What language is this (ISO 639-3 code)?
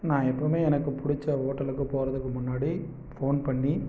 tam